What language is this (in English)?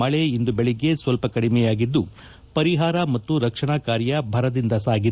Kannada